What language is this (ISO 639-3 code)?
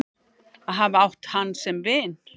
isl